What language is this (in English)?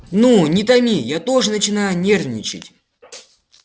Russian